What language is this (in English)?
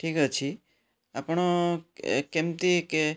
Odia